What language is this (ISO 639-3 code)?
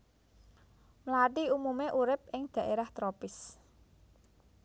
jav